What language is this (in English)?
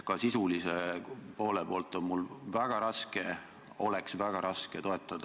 Estonian